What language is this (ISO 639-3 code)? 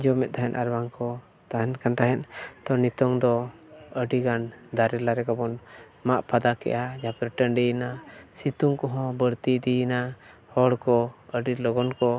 sat